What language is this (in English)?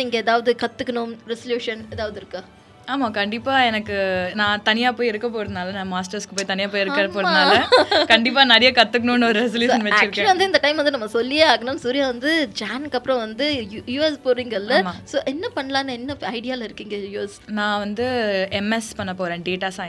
Tamil